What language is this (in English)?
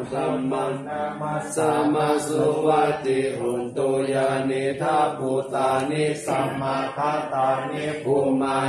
Thai